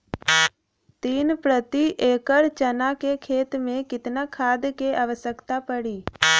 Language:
Bhojpuri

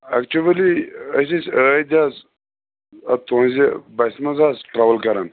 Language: Kashmiri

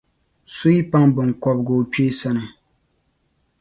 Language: Dagbani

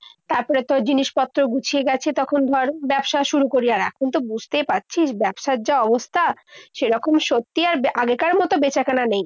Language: Bangla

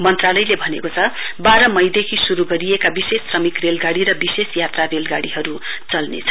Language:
Nepali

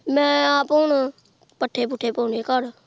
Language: Punjabi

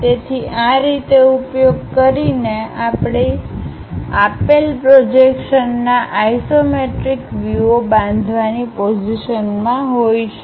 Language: Gujarati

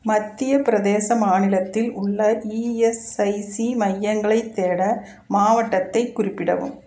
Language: Tamil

